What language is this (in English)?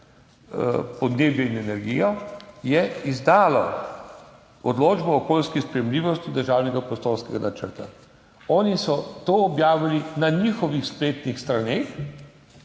Slovenian